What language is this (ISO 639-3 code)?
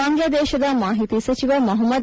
kan